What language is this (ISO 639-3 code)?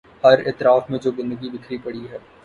urd